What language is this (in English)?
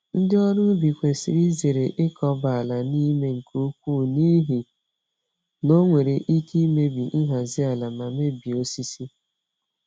Igbo